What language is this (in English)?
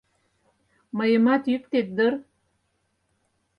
Mari